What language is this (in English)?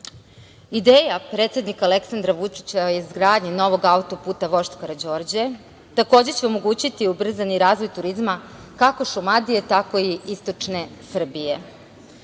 Serbian